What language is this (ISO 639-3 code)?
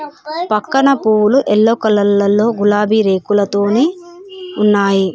tel